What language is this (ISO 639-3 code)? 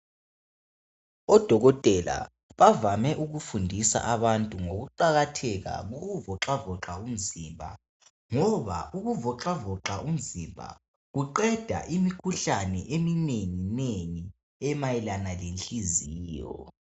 nde